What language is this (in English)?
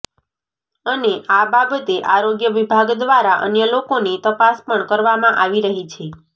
Gujarati